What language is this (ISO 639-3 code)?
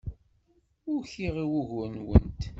kab